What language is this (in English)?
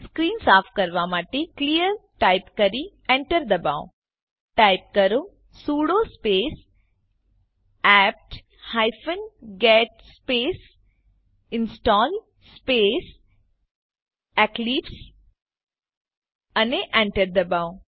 Gujarati